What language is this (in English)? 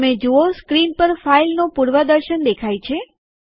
Gujarati